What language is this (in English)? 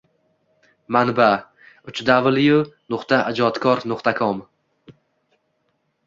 Uzbek